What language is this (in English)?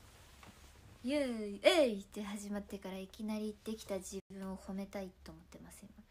Japanese